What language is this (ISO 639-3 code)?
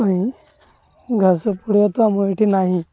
ori